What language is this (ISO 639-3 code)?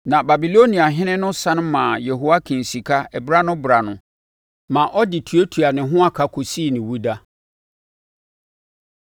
aka